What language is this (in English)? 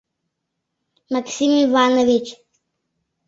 Mari